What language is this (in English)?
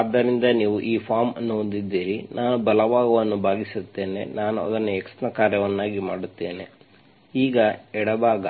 Kannada